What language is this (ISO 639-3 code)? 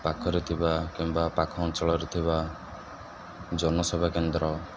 ori